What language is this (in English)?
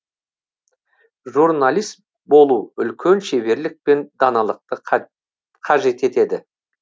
Kazakh